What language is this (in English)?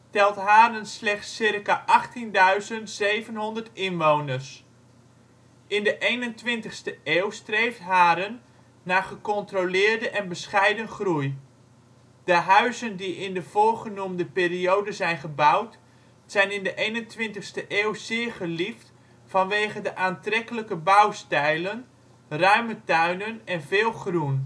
Dutch